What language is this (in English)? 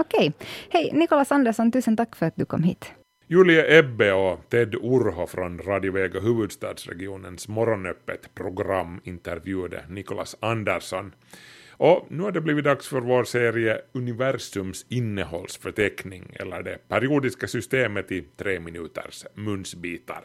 Swedish